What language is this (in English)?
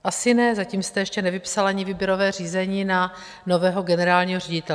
Czech